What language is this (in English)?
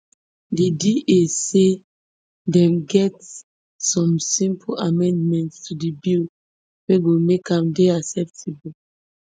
Nigerian Pidgin